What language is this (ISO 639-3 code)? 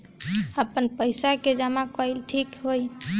bho